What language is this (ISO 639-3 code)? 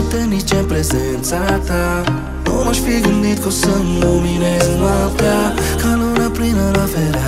ron